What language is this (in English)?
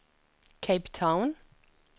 Norwegian